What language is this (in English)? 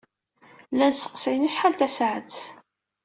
Kabyle